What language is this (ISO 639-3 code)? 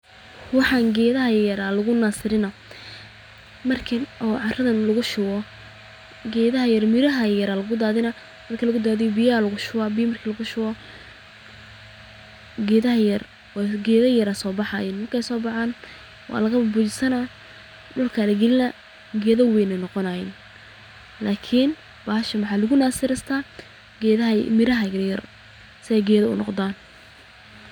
som